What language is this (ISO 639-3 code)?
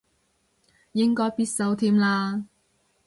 yue